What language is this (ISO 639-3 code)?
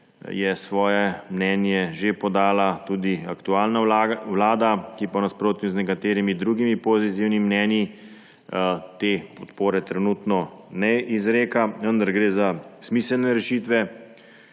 slv